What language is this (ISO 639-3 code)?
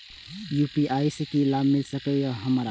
mai